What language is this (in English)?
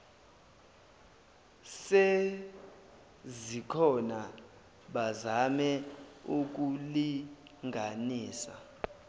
Zulu